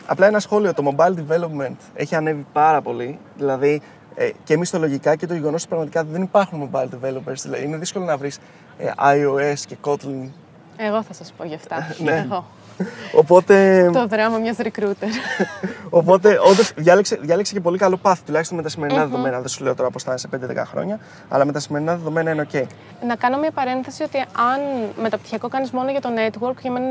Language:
Greek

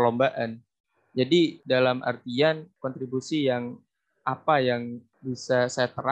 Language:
Indonesian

